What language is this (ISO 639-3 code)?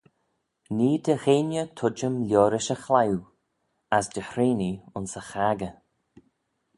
glv